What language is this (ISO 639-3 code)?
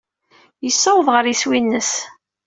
kab